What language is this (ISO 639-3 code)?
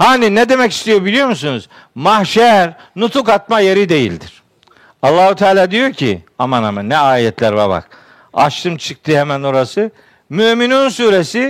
tur